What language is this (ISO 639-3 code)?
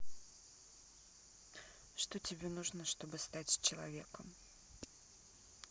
rus